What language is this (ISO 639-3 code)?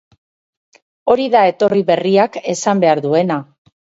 eus